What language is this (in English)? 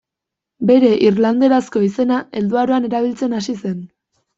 Basque